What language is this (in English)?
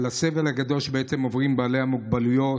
Hebrew